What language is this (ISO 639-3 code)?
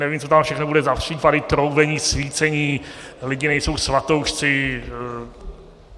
ces